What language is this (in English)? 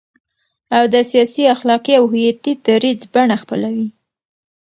Pashto